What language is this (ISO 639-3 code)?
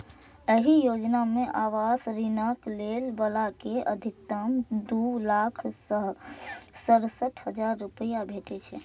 mai